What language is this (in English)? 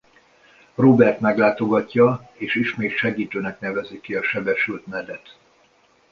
Hungarian